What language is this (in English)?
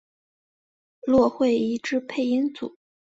Chinese